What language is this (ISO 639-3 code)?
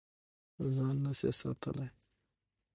pus